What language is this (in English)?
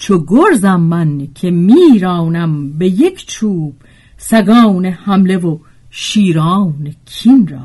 Persian